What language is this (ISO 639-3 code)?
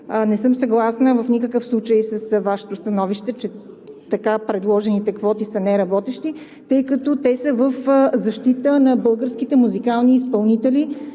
bul